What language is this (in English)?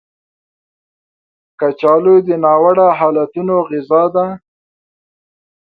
Pashto